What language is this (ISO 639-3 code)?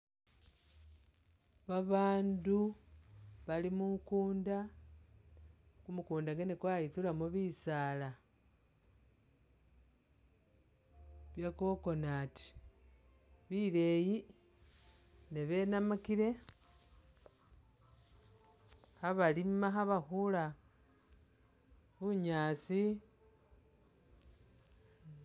myx